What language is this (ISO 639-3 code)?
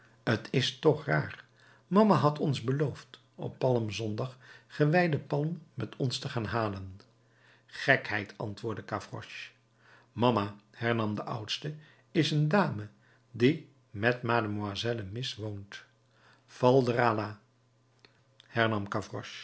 nld